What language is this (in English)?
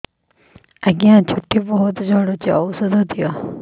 Odia